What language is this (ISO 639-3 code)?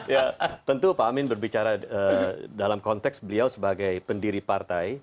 ind